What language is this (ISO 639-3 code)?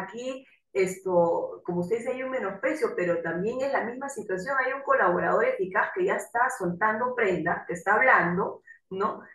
spa